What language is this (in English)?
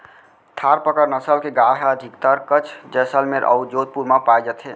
Chhattisgarhi